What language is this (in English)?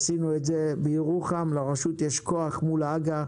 Hebrew